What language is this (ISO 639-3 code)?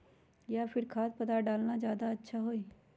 mag